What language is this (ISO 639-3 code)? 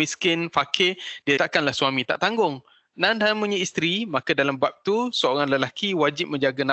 msa